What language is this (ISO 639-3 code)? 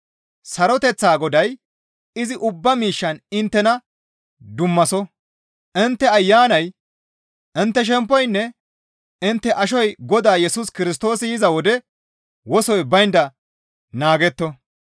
gmv